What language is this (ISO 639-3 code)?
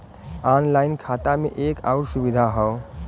bho